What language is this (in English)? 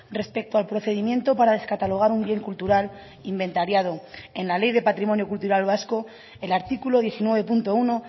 Spanish